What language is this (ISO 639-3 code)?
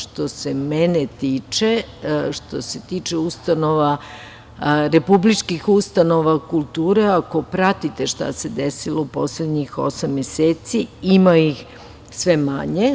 srp